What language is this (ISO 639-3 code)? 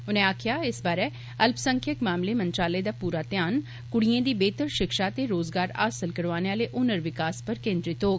doi